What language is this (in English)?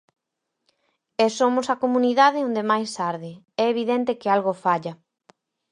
Galician